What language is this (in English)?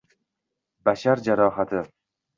Uzbek